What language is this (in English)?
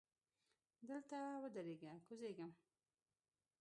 Pashto